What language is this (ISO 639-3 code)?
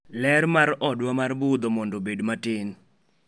luo